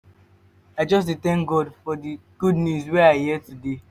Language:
Nigerian Pidgin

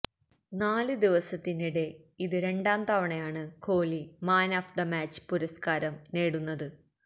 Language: Malayalam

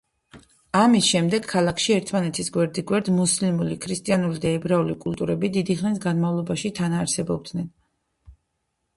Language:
Georgian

